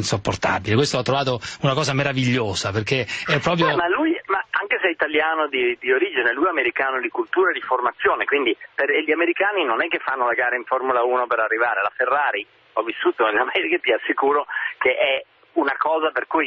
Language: Italian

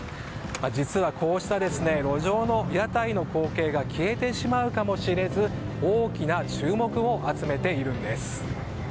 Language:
Japanese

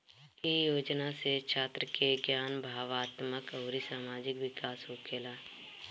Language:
Bhojpuri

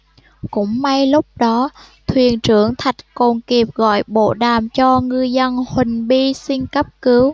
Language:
Vietnamese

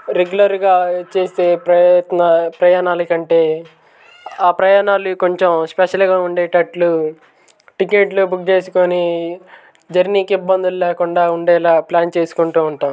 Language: Telugu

